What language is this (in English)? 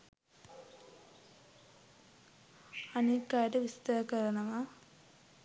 Sinhala